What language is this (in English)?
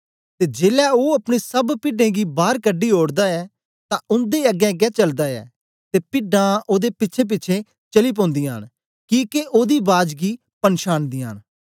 Dogri